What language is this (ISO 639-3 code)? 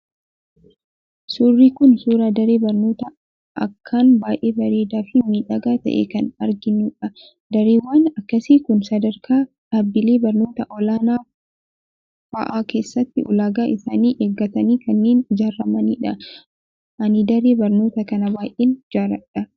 orm